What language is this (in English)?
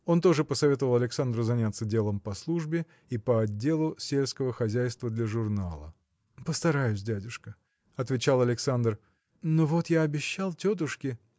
Russian